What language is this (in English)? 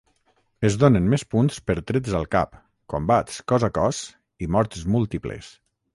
Catalan